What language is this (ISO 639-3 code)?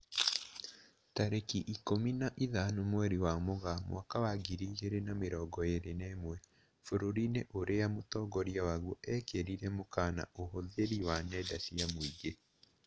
kik